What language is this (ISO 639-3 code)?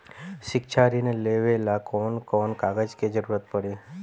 bho